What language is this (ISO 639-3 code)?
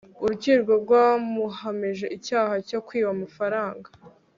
kin